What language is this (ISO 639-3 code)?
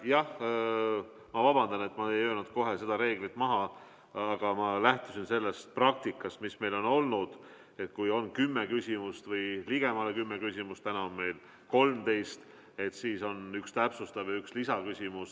est